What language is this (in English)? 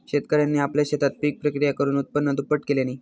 Marathi